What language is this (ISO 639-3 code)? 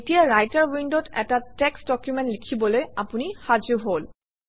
asm